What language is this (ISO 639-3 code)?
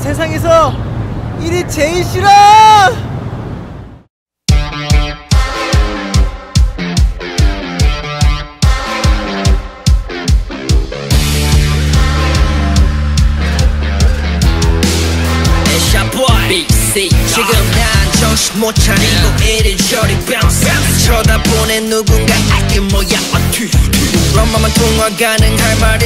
kor